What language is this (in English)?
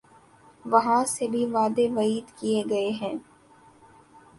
Urdu